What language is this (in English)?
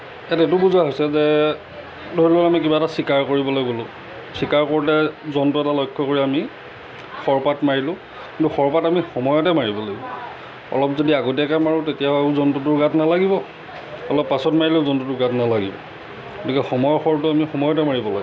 Assamese